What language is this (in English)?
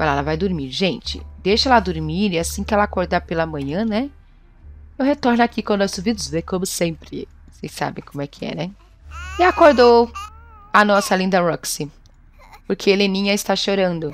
Portuguese